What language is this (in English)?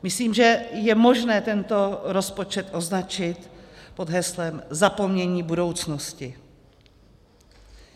Czech